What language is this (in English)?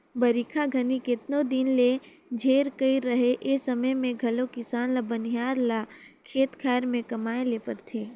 Chhattisgarhi